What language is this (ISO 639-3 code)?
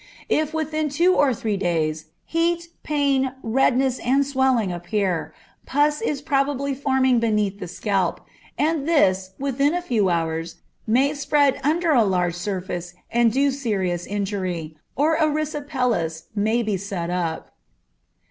eng